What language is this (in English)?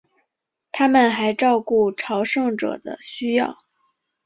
Chinese